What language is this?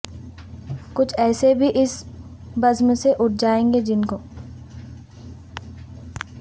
Urdu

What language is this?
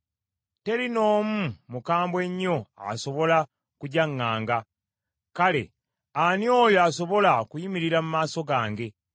Ganda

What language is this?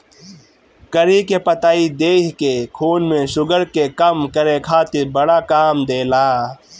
Bhojpuri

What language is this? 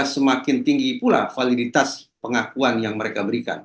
Indonesian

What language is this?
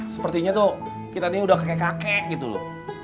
Indonesian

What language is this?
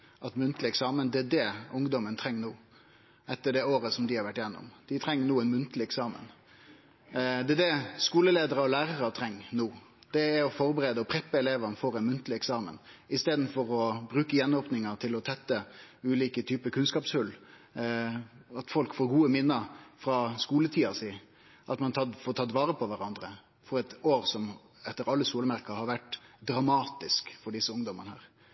Norwegian Nynorsk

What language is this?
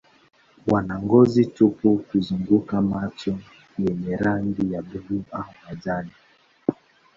Swahili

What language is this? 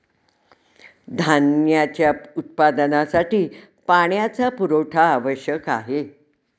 Marathi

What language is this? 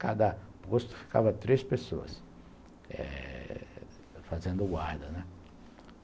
Portuguese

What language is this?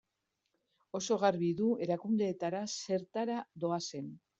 Basque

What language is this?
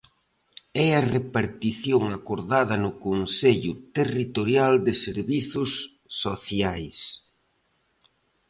Galician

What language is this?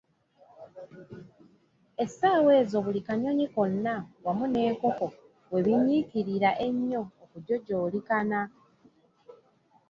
Ganda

